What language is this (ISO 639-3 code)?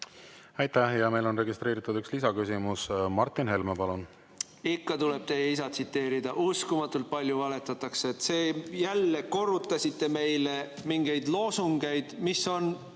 est